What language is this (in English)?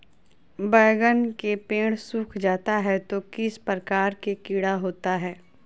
Magahi